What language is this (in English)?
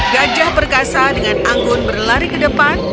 Indonesian